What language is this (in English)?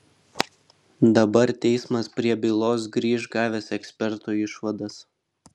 Lithuanian